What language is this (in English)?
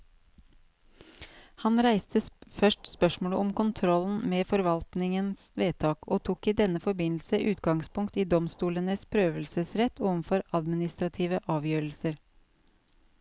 Norwegian